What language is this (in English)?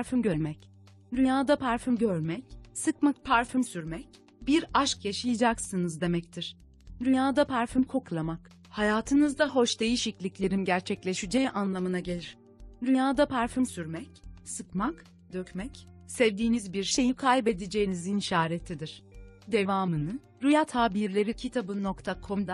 Turkish